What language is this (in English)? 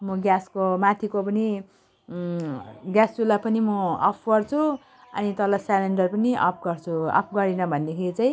Nepali